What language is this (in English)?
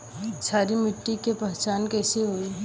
Bhojpuri